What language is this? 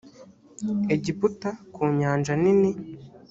Kinyarwanda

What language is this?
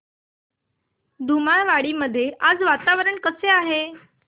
Marathi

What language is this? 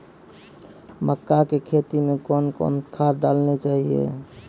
Maithili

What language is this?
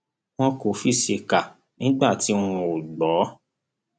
Yoruba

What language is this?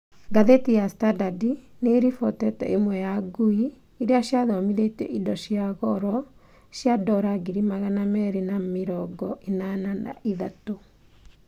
Kikuyu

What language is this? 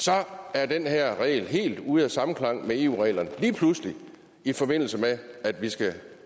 Danish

